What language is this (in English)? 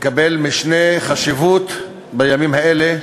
Hebrew